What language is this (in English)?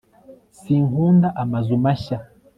Kinyarwanda